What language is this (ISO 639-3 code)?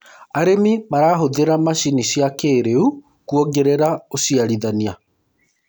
kik